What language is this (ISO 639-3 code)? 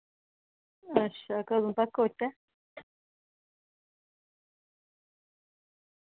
doi